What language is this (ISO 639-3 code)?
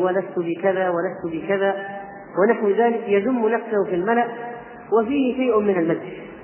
ara